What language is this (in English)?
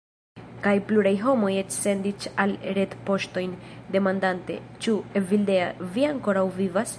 Esperanto